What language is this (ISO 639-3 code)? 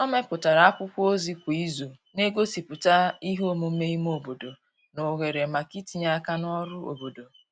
ibo